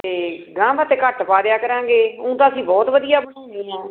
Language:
Punjabi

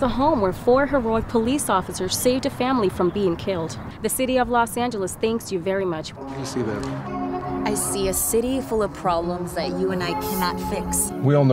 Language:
English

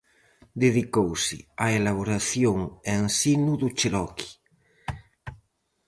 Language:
Galician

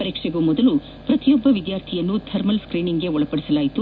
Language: Kannada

